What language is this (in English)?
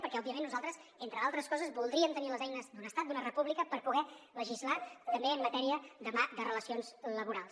Catalan